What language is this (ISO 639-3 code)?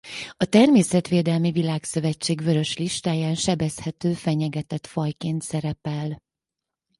hun